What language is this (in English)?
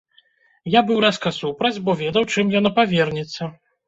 Belarusian